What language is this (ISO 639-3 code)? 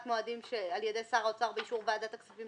heb